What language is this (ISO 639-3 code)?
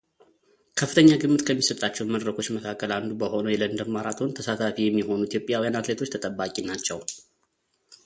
amh